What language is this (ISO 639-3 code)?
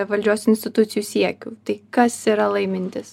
lit